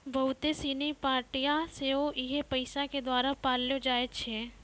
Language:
Maithili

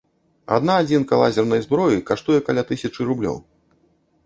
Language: Belarusian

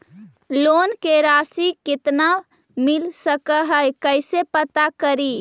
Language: Magahi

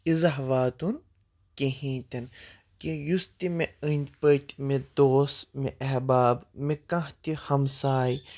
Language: Kashmiri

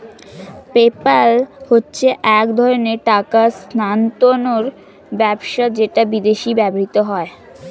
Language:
Bangla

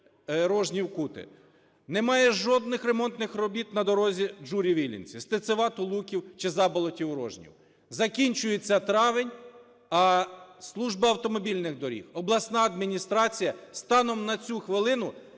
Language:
Ukrainian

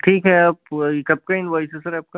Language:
Hindi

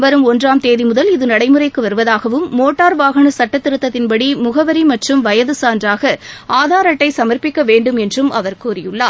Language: Tamil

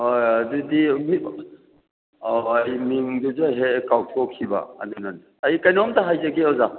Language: Manipuri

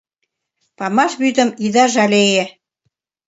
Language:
Mari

